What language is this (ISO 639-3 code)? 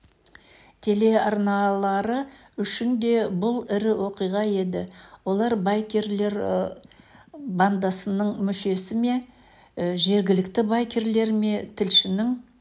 kaz